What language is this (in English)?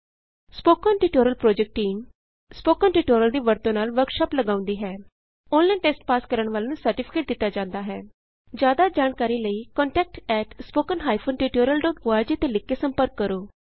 Punjabi